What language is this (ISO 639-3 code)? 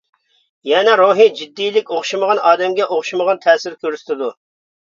uig